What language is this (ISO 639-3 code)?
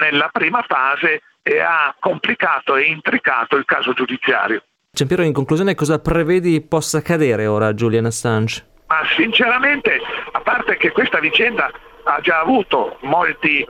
ita